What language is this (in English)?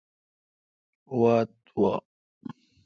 Kalkoti